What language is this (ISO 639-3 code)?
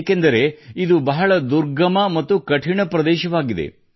kan